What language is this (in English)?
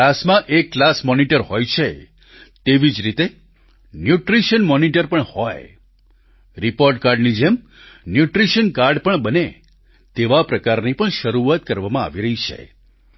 Gujarati